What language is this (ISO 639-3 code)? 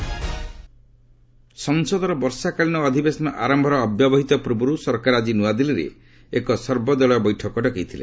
ori